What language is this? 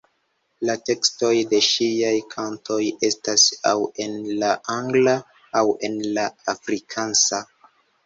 Esperanto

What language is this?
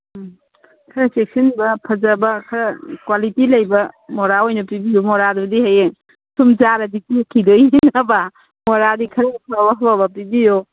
Manipuri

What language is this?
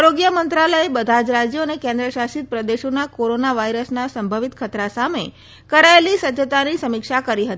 Gujarati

